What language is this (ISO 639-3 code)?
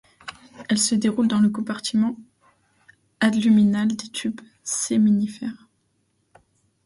fra